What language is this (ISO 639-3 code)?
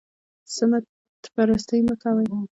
pus